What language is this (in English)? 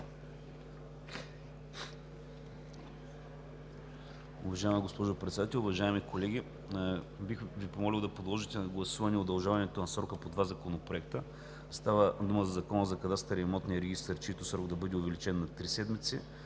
Bulgarian